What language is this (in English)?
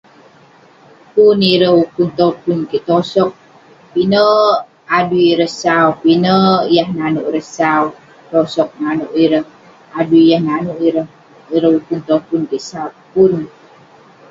Western Penan